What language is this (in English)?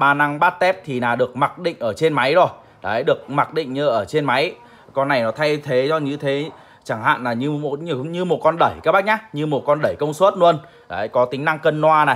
Vietnamese